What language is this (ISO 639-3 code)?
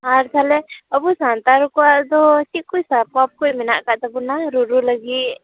sat